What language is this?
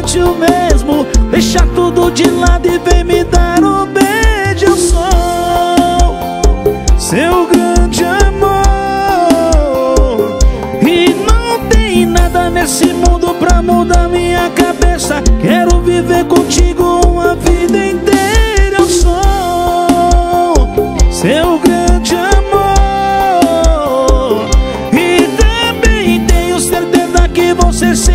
Portuguese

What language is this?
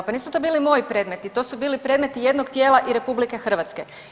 Croatian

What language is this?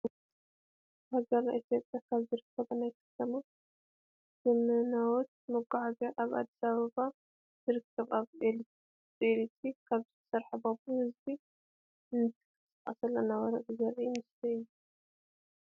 Tigrinya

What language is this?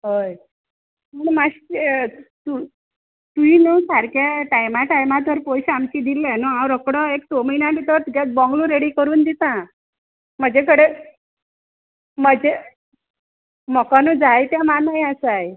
Konkani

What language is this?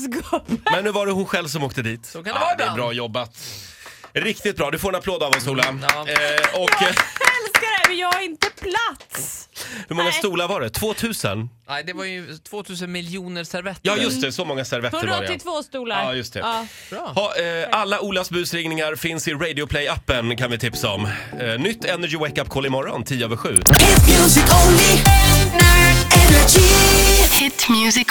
Swedish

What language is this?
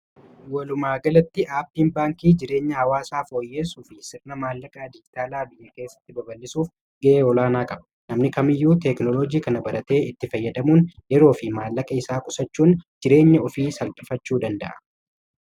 Oromo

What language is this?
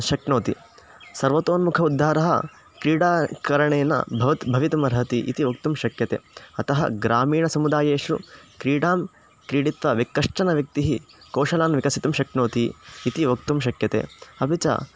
Sanskrit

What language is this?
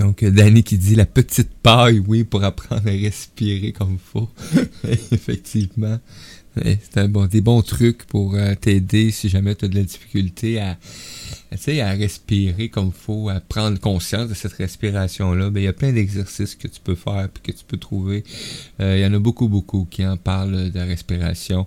French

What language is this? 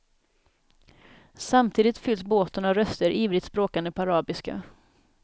Swedish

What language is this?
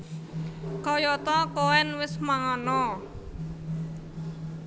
Javanese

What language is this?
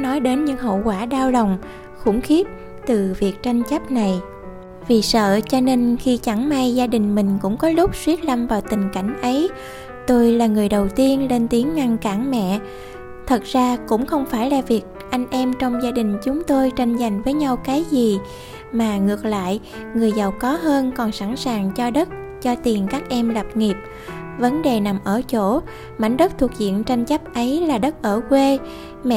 Vietnamese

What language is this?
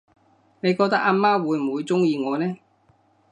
Cantonese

